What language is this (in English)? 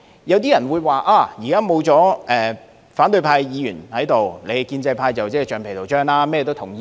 Cantonese